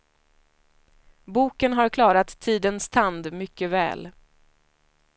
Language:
Swedish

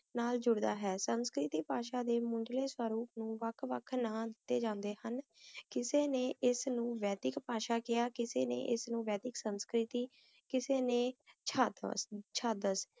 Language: Punjabi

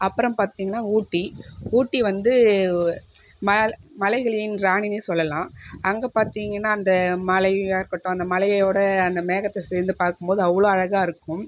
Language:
Tamil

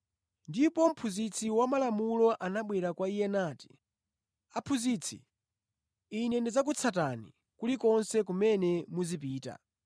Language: Nyanja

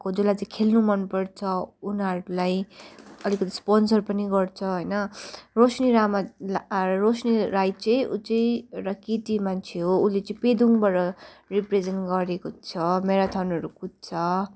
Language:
Nepali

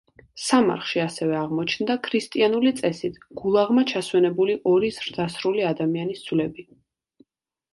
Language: Georgian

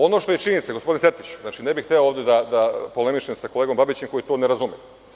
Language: Serbian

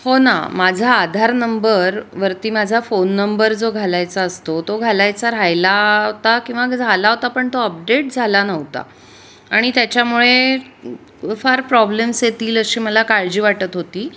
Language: Marathi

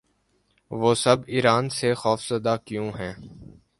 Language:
Urdu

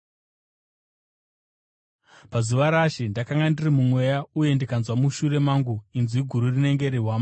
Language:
Shona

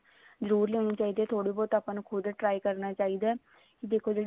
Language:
Punjabi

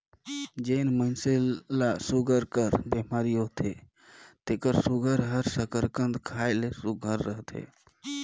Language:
Chhattisgarhi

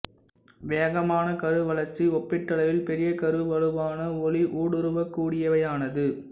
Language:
Tamil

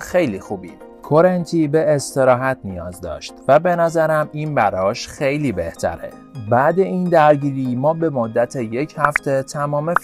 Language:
Persian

